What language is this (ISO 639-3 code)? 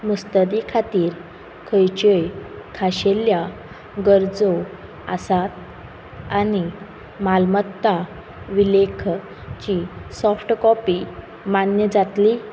kok